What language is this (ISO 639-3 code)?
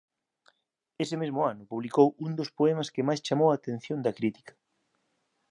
glg